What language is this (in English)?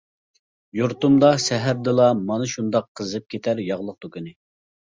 Uyghur